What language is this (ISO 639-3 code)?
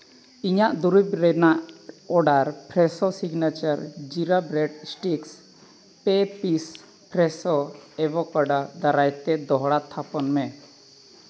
sat